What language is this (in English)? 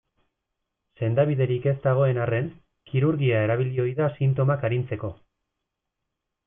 Basque